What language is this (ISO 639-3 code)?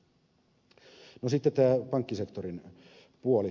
fin